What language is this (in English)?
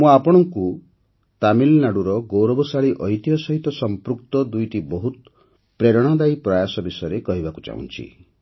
Odia